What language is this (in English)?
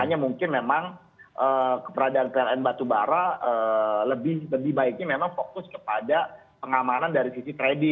Indonesian